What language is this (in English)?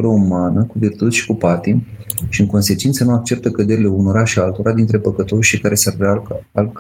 Romanian